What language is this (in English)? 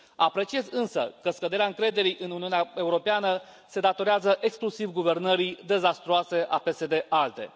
Romanian